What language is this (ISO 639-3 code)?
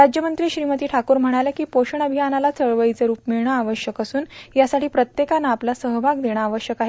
mar